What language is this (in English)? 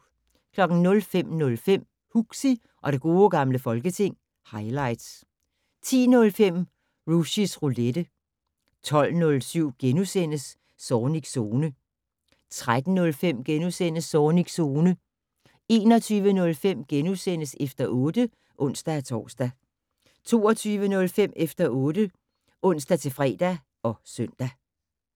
Danish